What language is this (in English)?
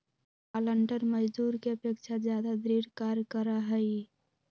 Magahi